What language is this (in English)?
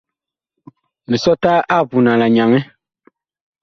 Bakoko